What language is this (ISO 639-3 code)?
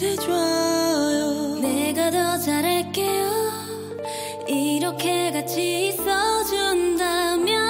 vie